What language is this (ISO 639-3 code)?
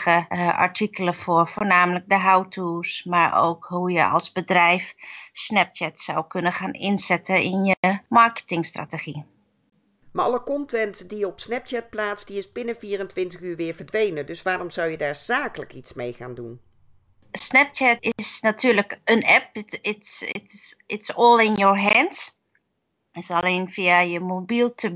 nld